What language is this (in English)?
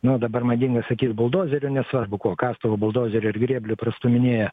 Lithuanian